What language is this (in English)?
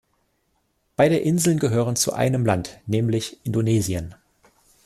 German